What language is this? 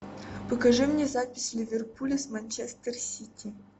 Russian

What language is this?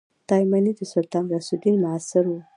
Pashto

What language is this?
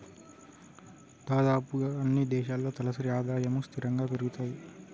Telugu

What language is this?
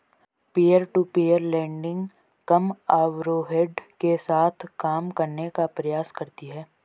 Hindi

